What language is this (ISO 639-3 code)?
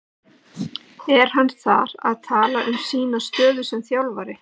isl